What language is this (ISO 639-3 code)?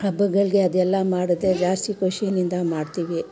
kan